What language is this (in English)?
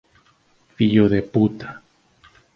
Galician